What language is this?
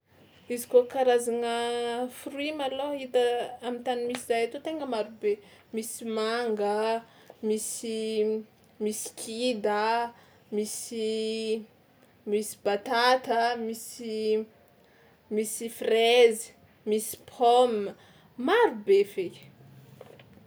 Tsimihety Malagasy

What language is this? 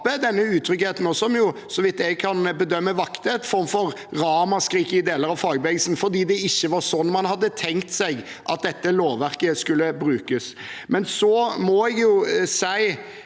Norwegian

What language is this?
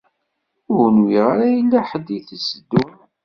Kabyle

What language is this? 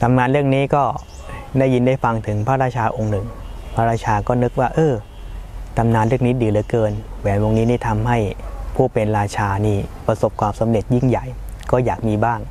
Thai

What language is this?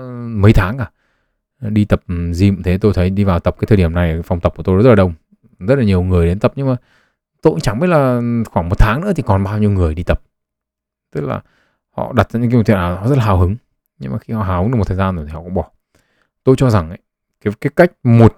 Vietnamese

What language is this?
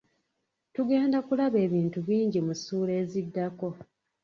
Ganda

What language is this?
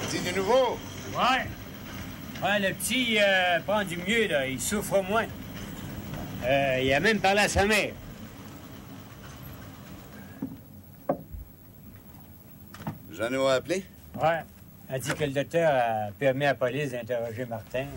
French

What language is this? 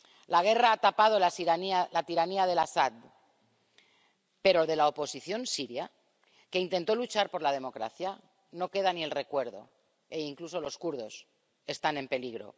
Spanish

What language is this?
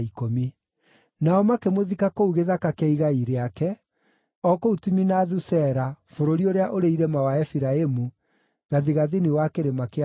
Kikuyu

